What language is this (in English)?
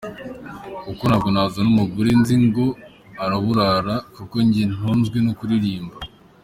Kinyarwanda